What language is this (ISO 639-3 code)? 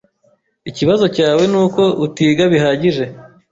kin